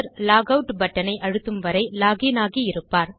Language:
Tamil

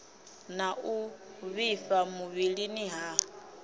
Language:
Venda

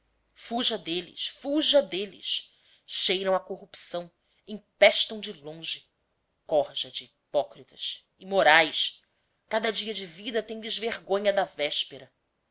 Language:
Portuguese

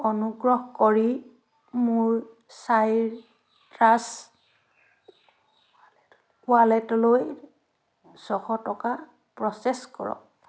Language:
Assamese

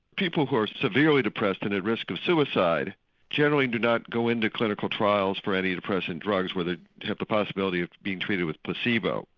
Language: English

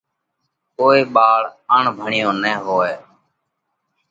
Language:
Parkari Koli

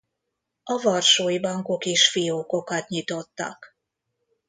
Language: Hungarian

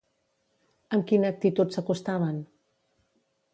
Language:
Catalan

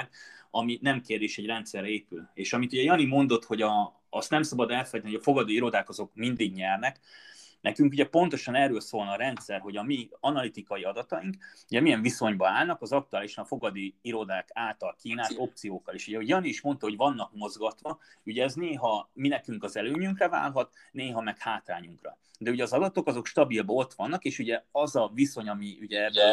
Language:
Hungarian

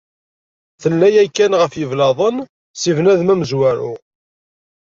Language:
Kabyle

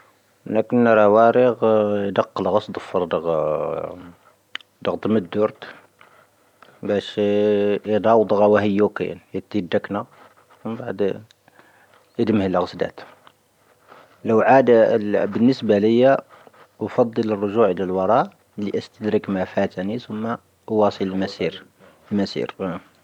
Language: Tahaggart Tamahaq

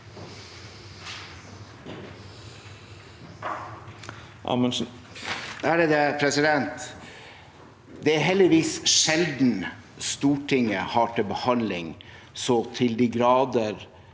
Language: Norwegian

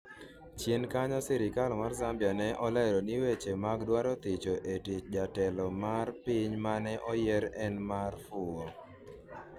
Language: Luo (Kenya and Tanzania)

